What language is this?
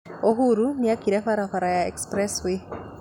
Kikuyu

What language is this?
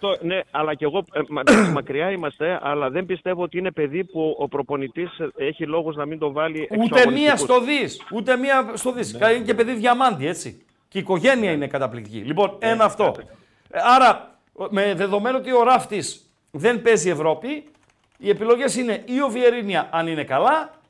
Greek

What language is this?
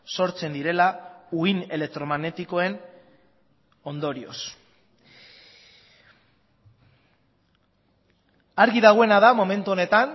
Basque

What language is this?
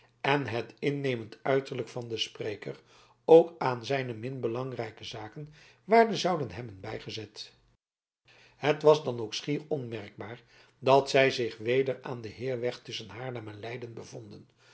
Dutch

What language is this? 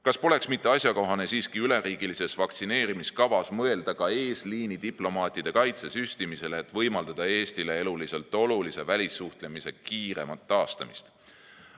Estonian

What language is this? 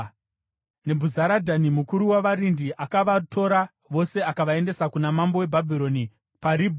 Shona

